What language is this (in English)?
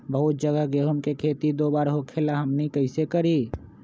Magahi